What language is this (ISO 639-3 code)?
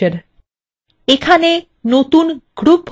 ben